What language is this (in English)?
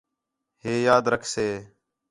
Khetrani